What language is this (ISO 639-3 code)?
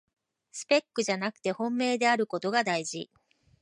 jpn